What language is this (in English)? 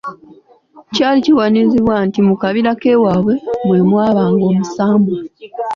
Ganda